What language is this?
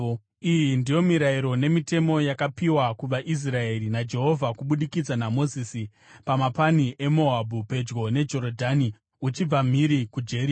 Shona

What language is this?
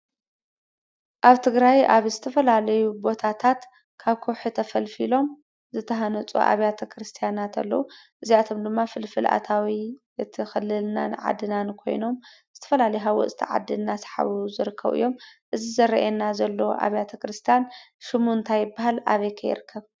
Tigrinya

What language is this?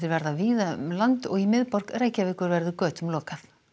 Icelandic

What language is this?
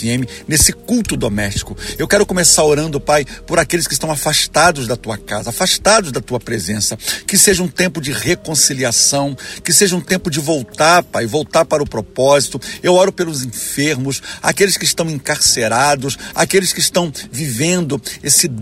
Portuguese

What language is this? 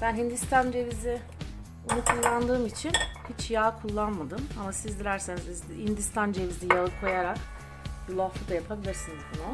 Turkish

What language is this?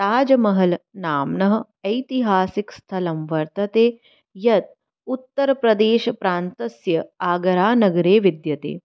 Sanskrit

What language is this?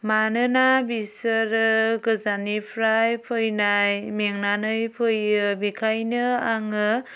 Bodo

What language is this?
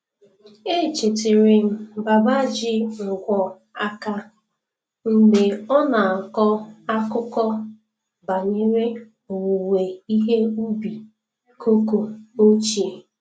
Igbo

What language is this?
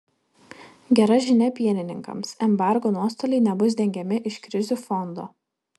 Lithuanian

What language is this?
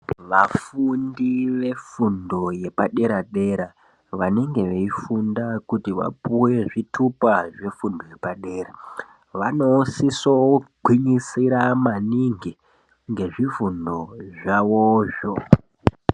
Ndau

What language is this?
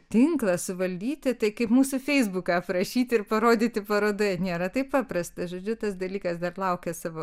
Lithuanian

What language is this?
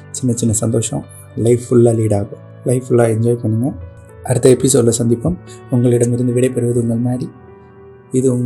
Tamil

